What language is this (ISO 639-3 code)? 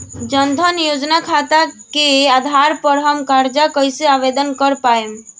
bho